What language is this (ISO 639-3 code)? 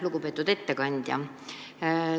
est